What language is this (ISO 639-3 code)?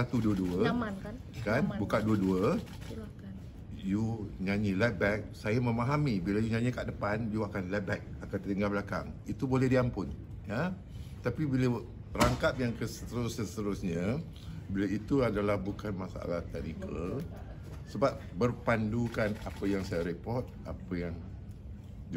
msa